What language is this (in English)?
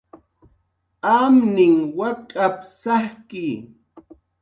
Jaqaru